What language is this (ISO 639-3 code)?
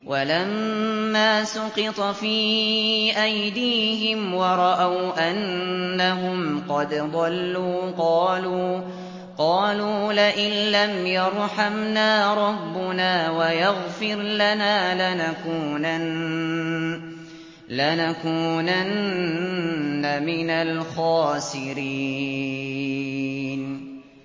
ara